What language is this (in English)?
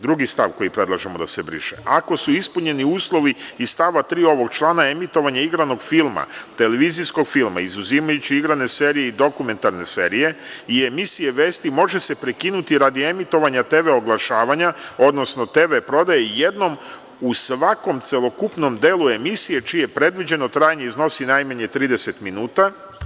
Serbian